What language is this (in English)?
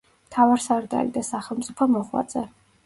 Georgian